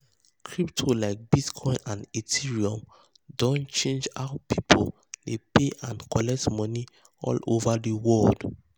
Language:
Nigerian Pidgin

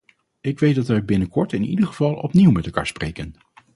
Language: Dutch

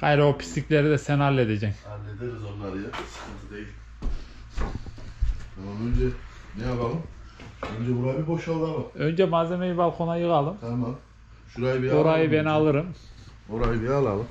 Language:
Turkish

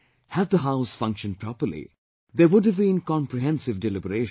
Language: English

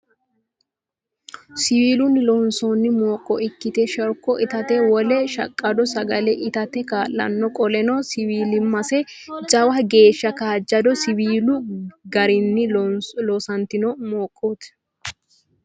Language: Sidamo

